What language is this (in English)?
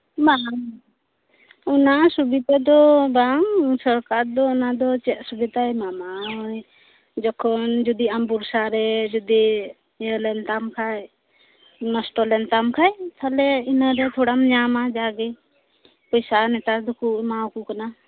Santali